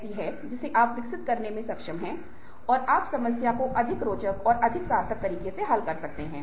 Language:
Hindi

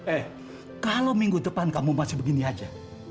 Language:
Indonesian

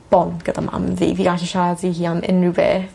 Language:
Welsh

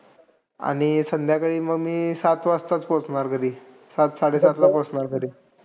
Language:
Marathi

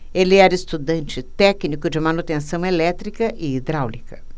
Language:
Portuguese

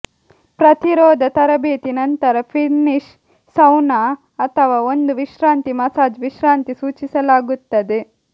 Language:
Kannada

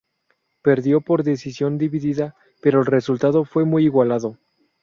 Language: Spanish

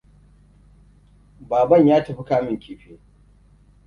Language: Hausa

